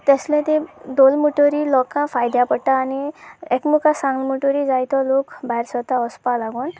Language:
Konkani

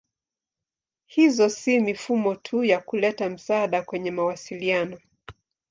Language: Swahili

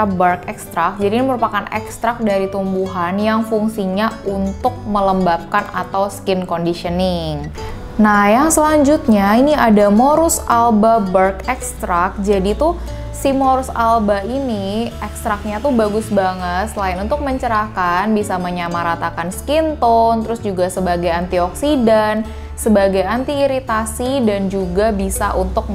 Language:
Indonesian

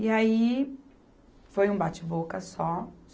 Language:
Portuguese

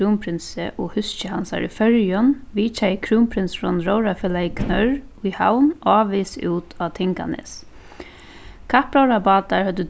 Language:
Faroese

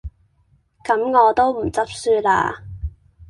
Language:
Cantonese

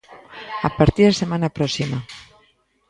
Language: Galician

